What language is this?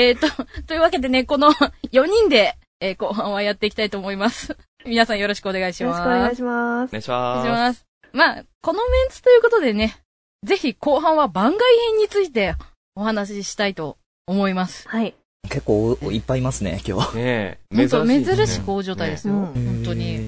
Japanese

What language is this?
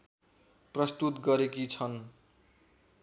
Nepali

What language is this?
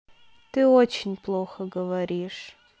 Russian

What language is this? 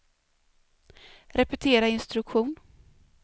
Swedish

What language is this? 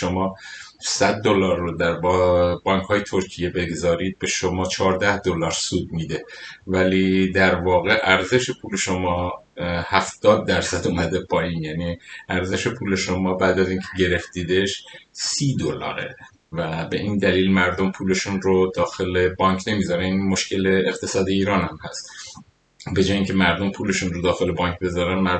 Persian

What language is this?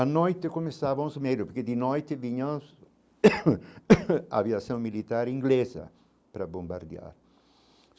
Portuguese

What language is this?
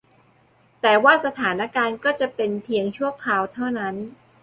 Thai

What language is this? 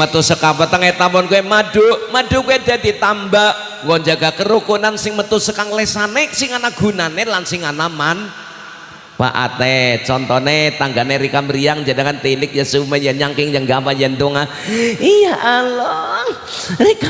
Indonesian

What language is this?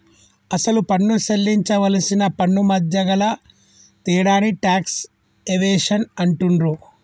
Telugu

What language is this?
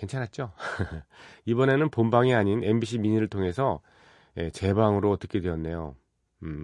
Korean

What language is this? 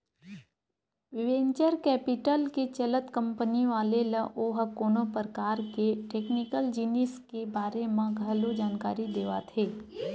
Chhattisgarhi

